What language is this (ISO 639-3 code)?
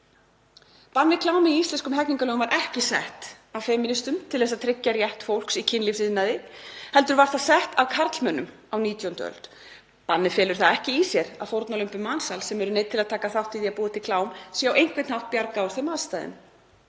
isl